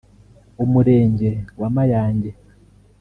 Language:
Kinyarwanda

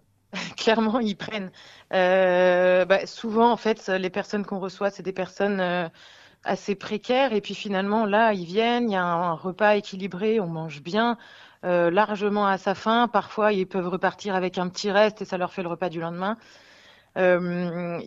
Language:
French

